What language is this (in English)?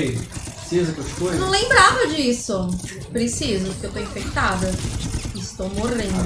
Portuguese